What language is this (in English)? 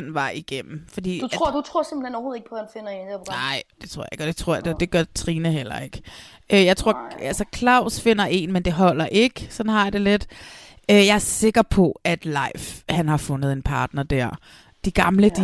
Danish